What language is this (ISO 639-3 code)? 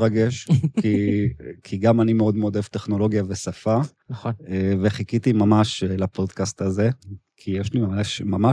heb